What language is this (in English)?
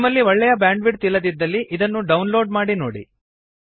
Kannada